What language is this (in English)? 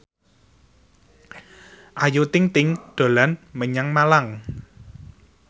Javanese